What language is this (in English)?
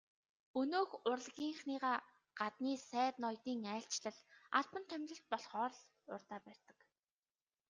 Mongolian